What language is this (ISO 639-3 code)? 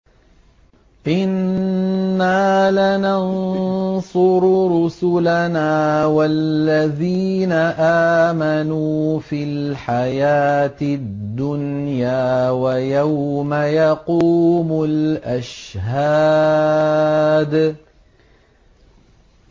ara